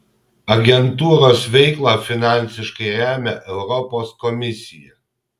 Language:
Lithuanian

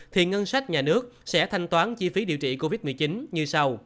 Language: Vietnamese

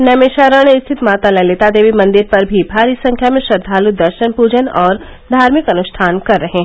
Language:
Hindi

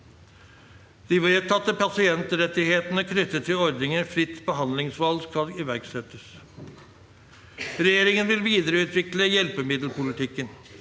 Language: Norwegian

